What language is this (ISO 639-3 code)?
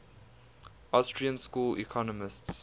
eng